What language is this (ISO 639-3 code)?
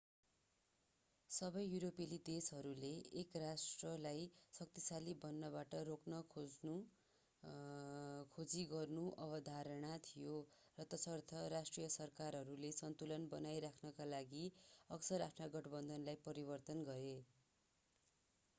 nep